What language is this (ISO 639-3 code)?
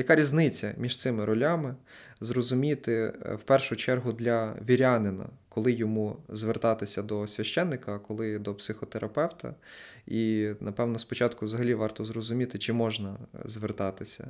ukr